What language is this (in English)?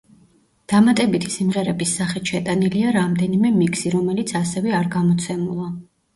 Georgian